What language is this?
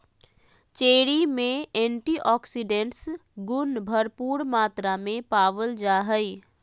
Magahi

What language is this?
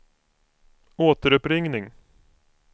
Swedish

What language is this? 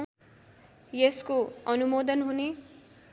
Nepali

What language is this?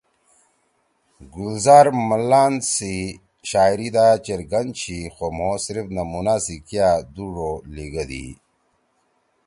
Torwali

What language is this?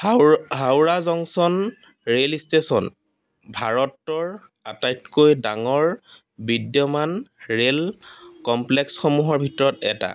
Assamese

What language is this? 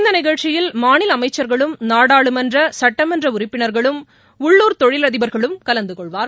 Tamil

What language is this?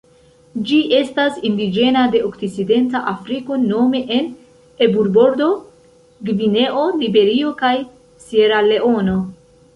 Esperanto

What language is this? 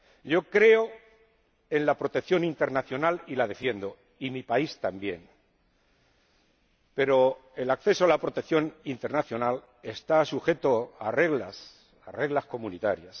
Spanish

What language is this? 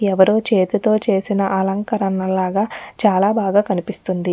Telugu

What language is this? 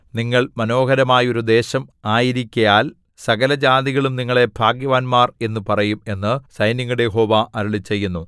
Malayalam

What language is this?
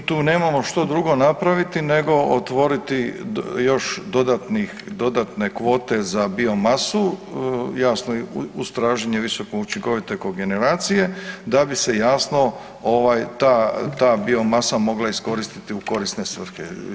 Croatian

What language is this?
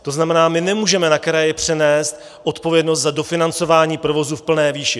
Czech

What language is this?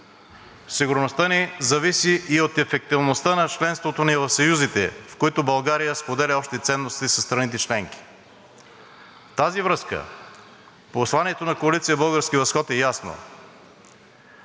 Bulgarian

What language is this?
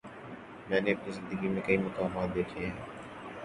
Urdu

